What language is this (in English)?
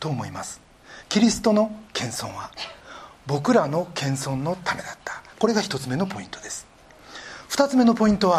Japanese